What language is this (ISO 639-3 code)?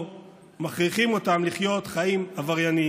heb